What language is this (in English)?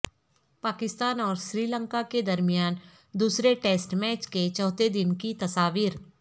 Urdu